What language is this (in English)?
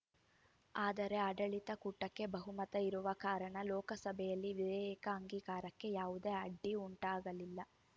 Kannada